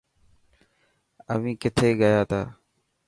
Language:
Dhatki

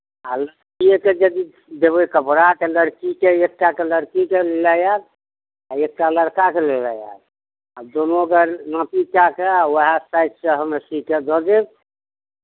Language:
Maithili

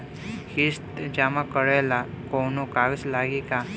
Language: Bhojpuri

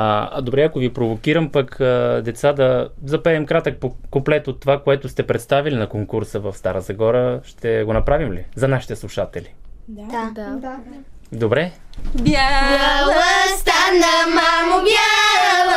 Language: Bulgarian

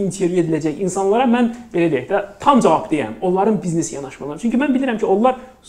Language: Turkish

